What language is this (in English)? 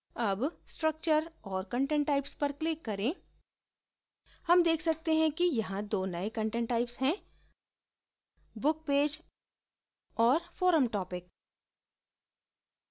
Hindi